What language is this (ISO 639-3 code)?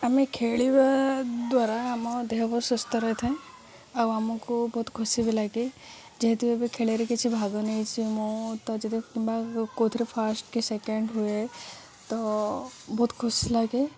ori